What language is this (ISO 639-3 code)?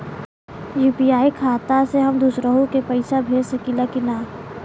bho